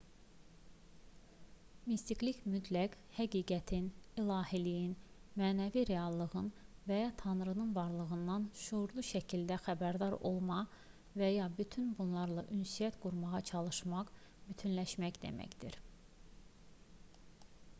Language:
Azerbaijani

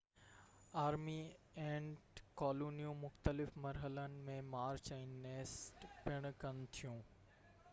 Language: Sindhi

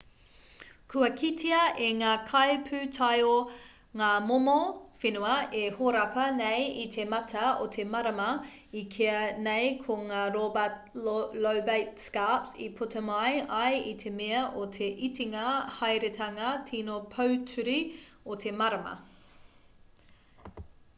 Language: Māori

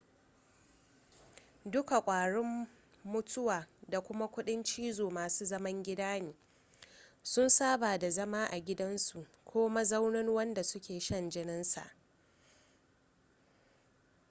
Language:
Hausa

